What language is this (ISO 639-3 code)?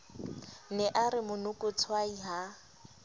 sot